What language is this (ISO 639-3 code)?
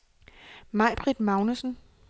dan